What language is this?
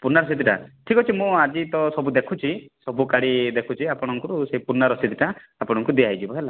Odia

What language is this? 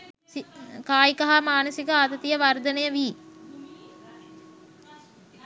Sinhala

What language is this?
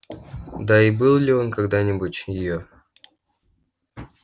Russian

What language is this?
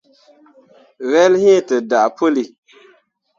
Mundang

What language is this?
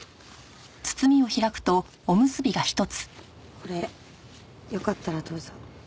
Japanese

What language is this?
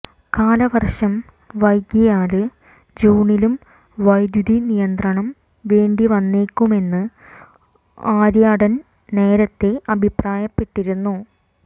Malayalam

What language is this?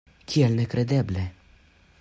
Esperanto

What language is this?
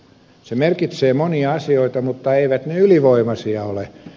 Finnish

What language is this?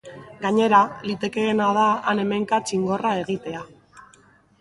Basque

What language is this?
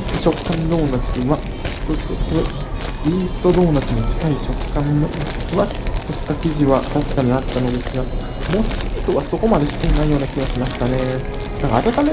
Japanese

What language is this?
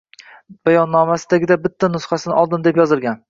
Uzbek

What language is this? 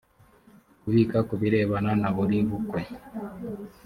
Kinyarwanda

